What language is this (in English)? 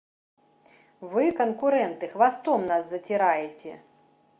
Belarusian